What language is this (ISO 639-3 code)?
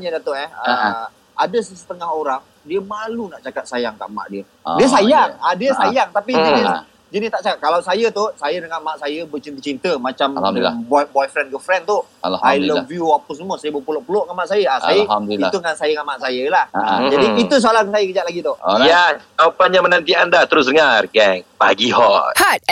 msa